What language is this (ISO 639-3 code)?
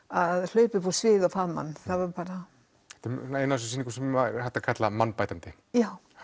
isl